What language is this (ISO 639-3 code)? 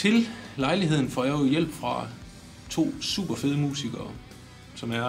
dan